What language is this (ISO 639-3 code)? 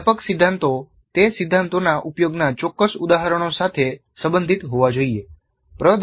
guj